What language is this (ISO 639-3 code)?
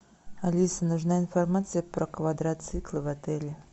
rus